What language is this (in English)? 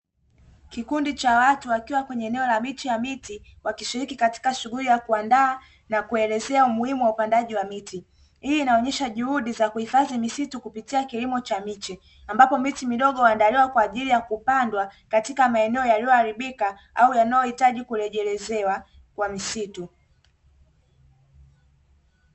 Swahili